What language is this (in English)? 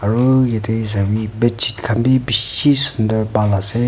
Naga Pidgin